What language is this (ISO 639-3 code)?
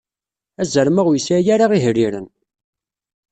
kab